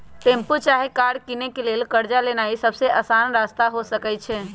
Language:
Magahi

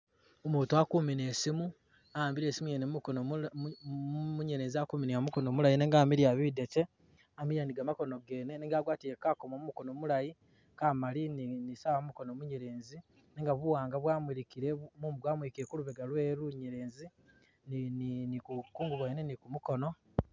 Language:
Masaaba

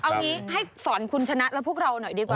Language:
Thai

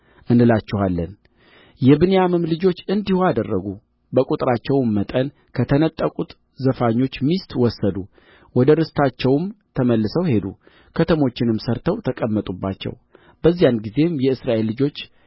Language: Amharic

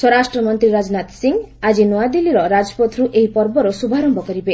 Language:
Odia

